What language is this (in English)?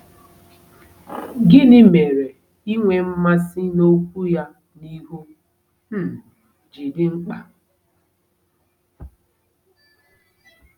Igbo